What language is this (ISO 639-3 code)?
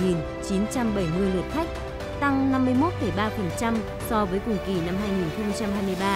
vie